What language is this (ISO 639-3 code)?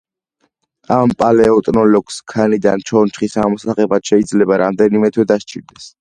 kat